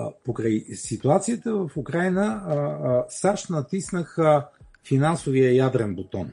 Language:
Bulgarian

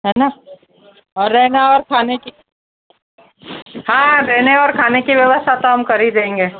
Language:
Hindi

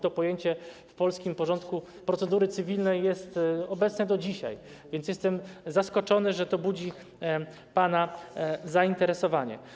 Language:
Polish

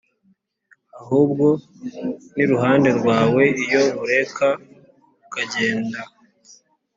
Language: Kinyarwanda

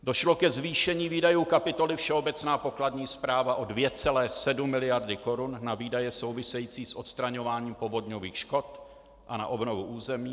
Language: Czech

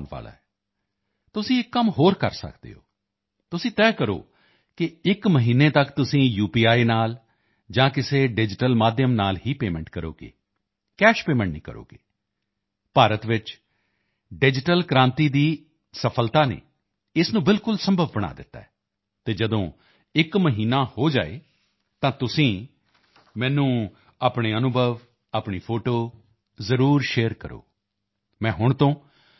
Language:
Punjabi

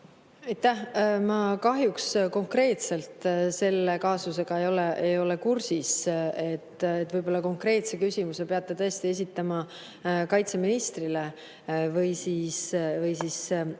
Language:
Estonian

